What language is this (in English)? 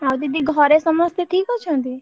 Odia